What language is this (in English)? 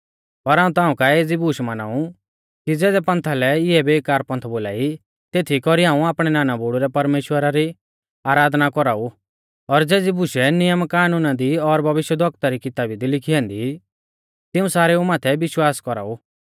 Mahasu Pahari